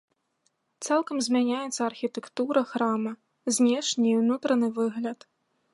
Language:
Belarusian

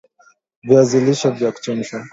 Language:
Swahili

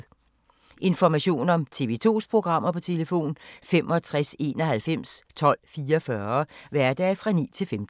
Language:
Danish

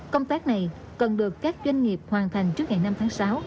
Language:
Vietnamese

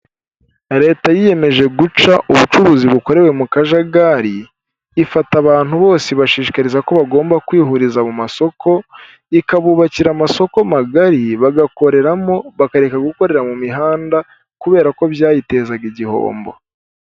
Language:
Kinyarwanda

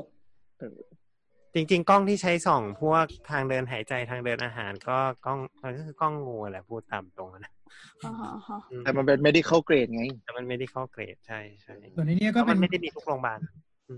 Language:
Thai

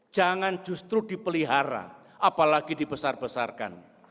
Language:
Indonesian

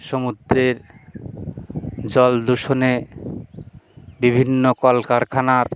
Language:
Bangla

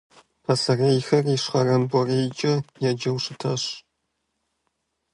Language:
Kabardian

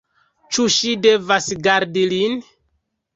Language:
Esperanto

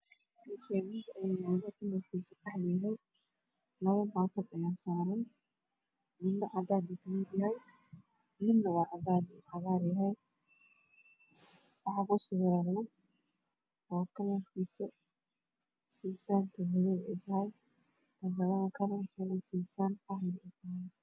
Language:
Somali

